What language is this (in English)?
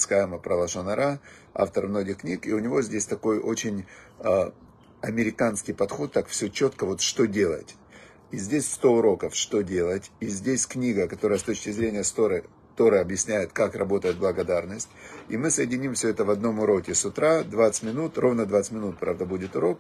Russian